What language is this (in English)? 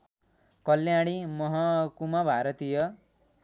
Nepali